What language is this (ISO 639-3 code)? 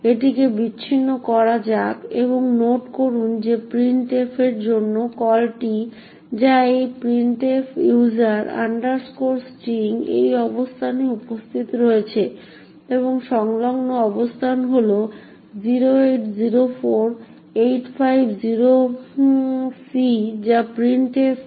ben